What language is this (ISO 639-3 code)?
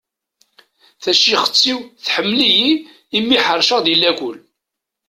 kab